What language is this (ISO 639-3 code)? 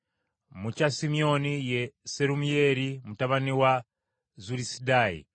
lug